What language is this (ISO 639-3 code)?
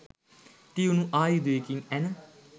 sin